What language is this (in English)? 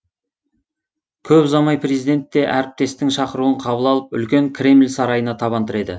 Kazakh